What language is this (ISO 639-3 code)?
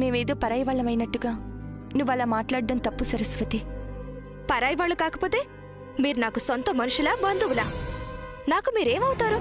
tel